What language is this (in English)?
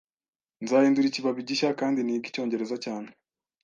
Kinyarwanda